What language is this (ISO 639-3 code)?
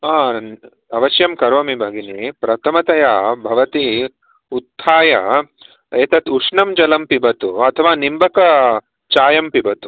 san